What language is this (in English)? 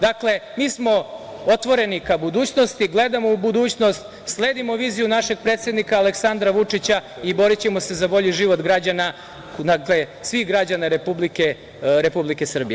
Serbian